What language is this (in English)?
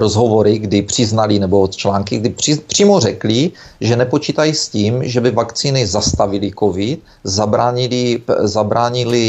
Czech